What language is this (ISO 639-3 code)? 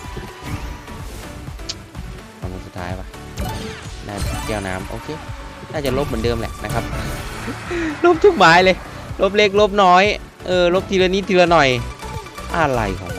tha